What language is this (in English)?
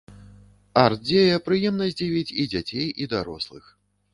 Belarusian